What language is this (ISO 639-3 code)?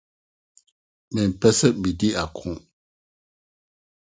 aka